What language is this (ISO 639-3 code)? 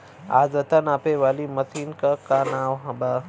bho